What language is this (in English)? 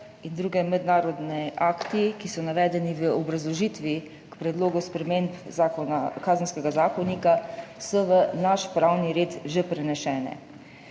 Slovenian